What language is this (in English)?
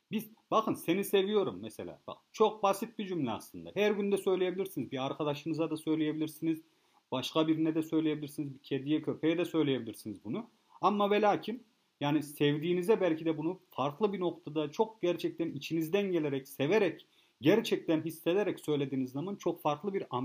Turkish